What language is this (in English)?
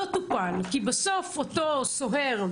Hebrew